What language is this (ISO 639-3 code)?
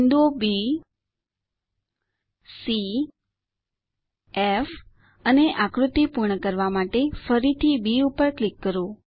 guj